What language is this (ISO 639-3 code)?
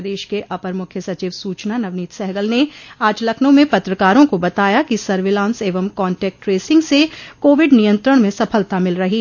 hin